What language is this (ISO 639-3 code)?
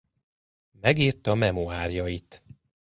hun